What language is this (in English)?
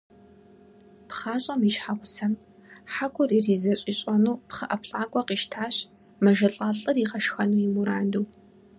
Kabardian